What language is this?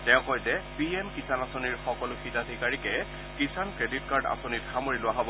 Assamese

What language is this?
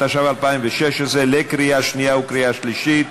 Hebrew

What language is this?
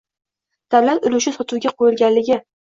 Uzbek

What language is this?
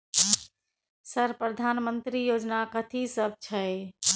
Maithili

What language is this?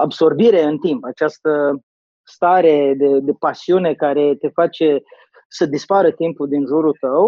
Romanian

